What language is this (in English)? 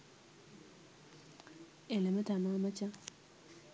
Sinhala